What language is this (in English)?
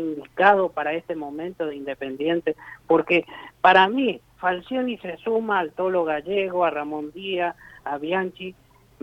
Spanish